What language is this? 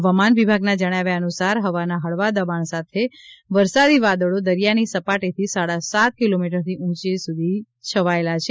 Gujarati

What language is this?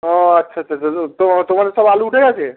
Bangla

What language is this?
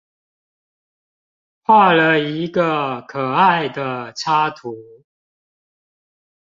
Chinese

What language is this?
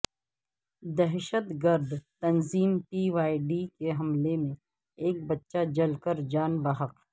Urdu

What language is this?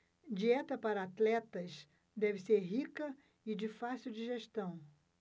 Portuguese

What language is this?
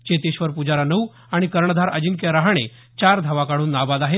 Marathi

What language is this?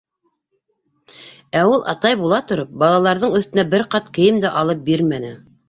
Bashkir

